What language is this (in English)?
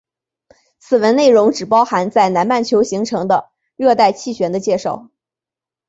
Chinese